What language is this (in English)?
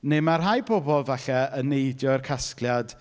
Welsh